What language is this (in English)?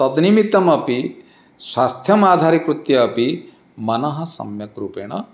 Sanskrit